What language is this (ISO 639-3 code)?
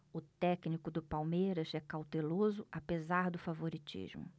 por